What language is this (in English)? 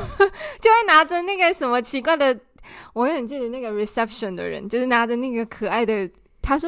Chinese